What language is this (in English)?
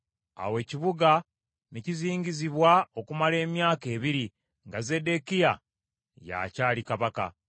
Ganda